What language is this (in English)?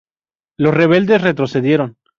Spanish